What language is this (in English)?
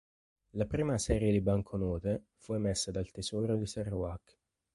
Italian